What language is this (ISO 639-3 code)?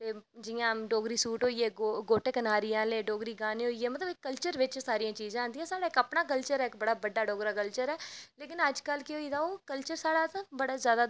doi